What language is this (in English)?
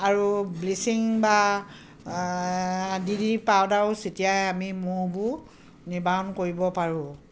Assamese